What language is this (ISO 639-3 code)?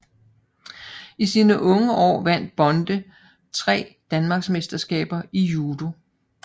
dan